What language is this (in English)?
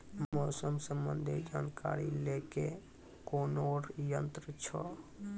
Maithili